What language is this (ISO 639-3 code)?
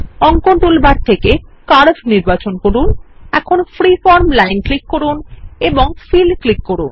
ben